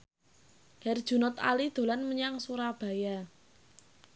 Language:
Javanese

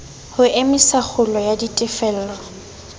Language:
Southern Sotho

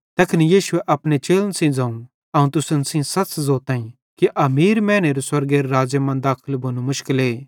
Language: Bhadrawahi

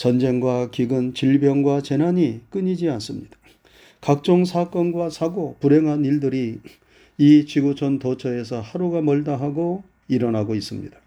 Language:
Korean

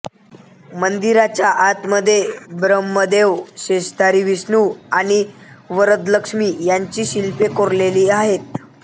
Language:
Marathi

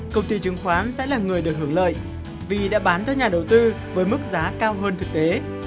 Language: Vietnamese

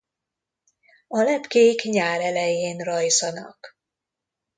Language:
Hungarian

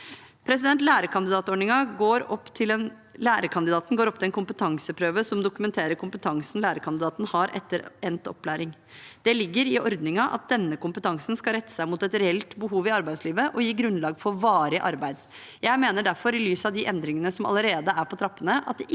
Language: Norwegian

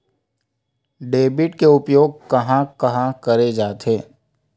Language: Chhattisgarhi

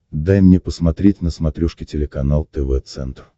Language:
Russian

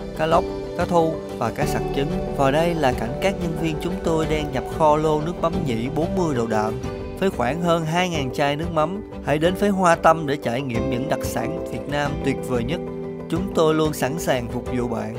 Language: Vietnamese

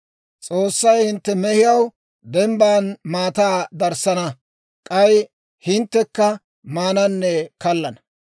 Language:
Dawro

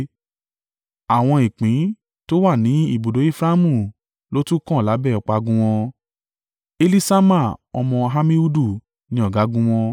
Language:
Yoruba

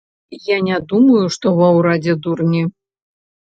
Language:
Belarusian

